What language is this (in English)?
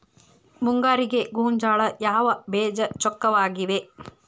Kannada